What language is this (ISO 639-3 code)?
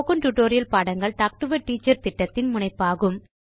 tam